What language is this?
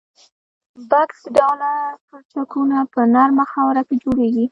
Pashto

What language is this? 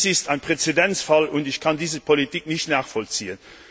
German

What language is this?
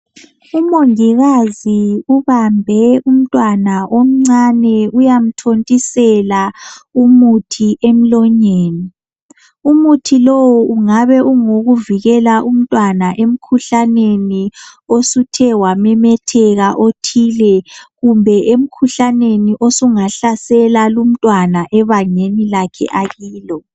North Ndebele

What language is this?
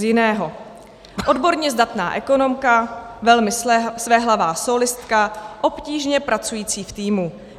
Czech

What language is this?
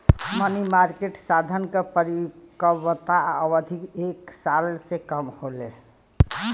Bhojpuri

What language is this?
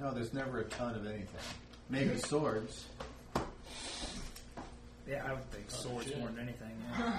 English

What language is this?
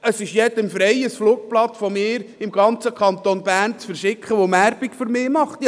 Swiss German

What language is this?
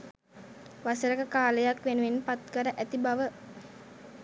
Sinhala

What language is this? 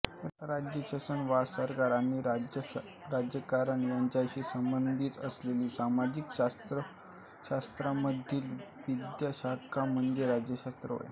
Marathi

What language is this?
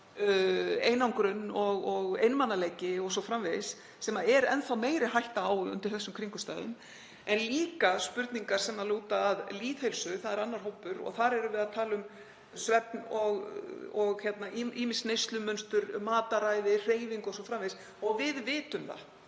Icelandic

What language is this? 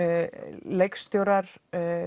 Icelandic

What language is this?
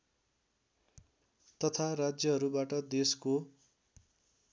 Nepali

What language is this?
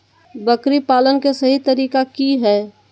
Magahi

